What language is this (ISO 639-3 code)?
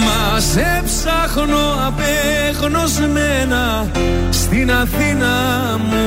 ell